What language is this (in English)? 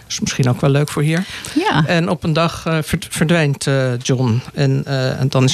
Dutch